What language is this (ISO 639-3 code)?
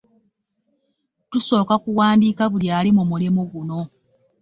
lug